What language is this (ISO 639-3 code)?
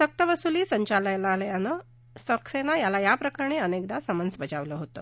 mar